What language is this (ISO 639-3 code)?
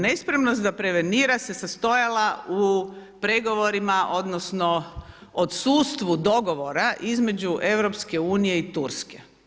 hrv